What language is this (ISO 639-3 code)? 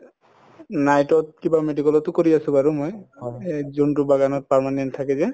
asm